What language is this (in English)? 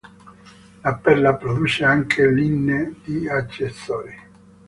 Italian